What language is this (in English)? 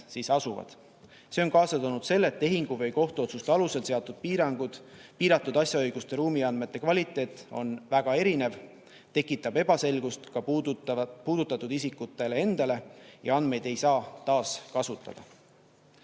Estonian